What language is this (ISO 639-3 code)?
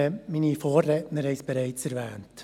gsw